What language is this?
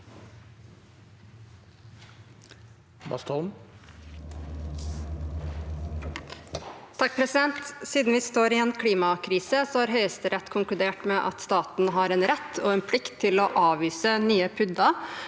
Norwegian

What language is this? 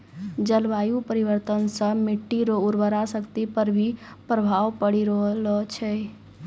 Maithili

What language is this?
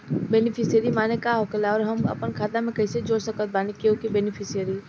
Bhojpuri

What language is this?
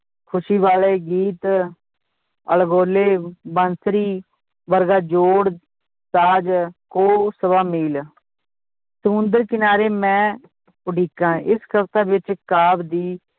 Punjabi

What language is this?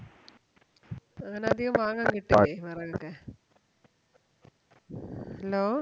Malayalam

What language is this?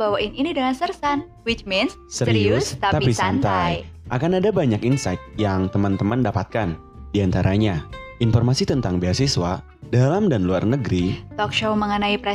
Indonesian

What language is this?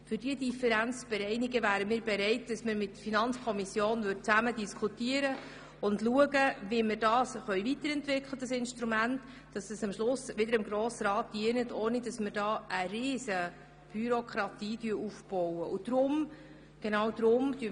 Swiss German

